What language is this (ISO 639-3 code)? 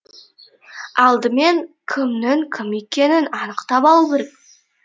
kaz